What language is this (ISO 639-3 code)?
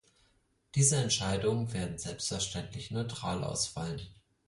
deu